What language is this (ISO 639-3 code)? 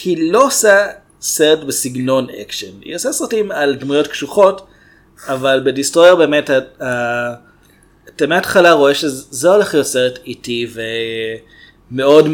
heb